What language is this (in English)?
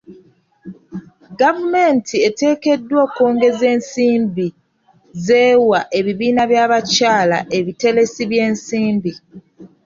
Ganda